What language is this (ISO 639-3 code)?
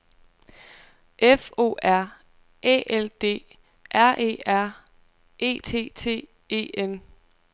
dan